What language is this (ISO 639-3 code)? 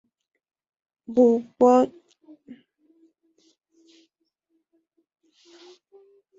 spa